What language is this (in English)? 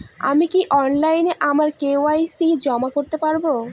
Bangla